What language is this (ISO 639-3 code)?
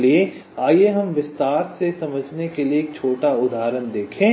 hin